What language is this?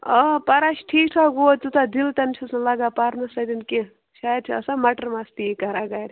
Kashmiri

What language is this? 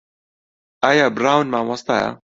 Central Kurdish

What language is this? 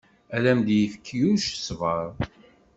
Kabyle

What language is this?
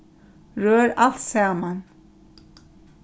Faroese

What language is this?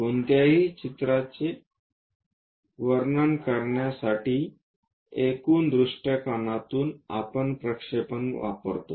Marathi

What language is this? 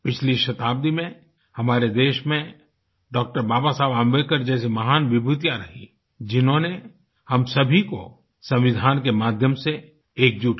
Hindi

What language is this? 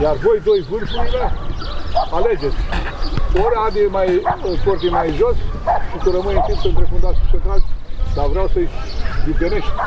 Romanian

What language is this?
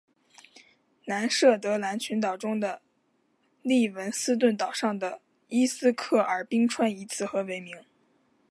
Chinese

